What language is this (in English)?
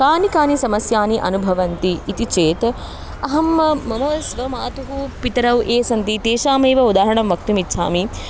Sanskrit